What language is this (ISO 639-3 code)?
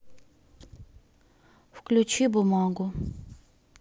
rus